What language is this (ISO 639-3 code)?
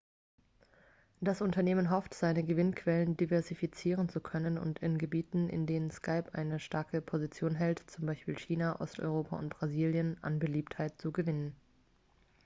deu